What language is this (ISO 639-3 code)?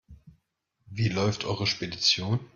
deu